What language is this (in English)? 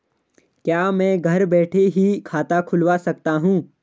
Hindi